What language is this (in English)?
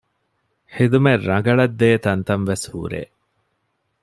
Divehi